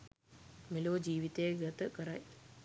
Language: Sinhala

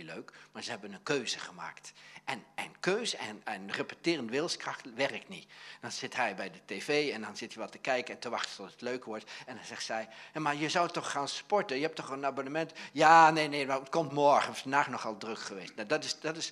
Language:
Dutch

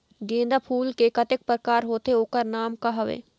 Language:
Chhattisgarhi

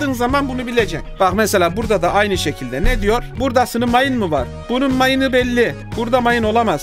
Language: Turkish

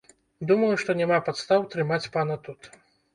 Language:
Belarusian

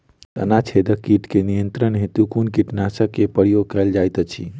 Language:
Maithili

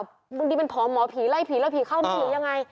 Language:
Thai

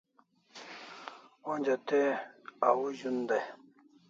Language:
Kalasha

